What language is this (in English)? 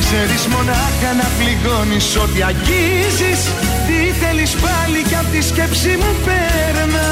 Greek